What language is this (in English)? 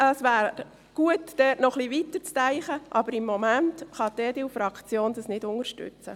Swiss German